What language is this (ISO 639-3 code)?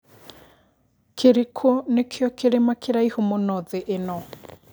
kik